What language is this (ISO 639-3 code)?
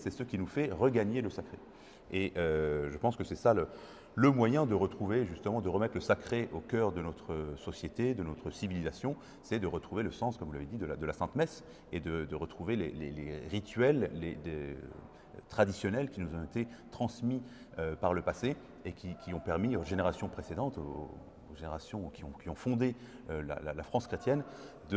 fra